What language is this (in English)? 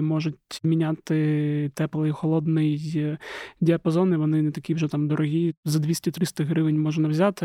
Ukrainian